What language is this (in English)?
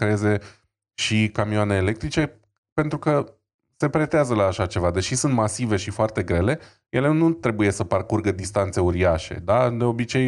Romanian